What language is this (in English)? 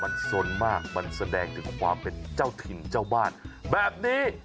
Thai